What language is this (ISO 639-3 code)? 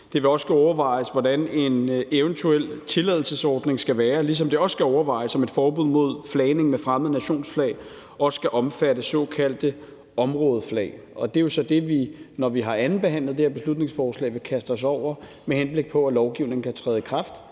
dan